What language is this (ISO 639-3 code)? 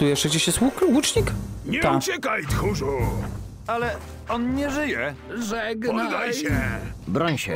pol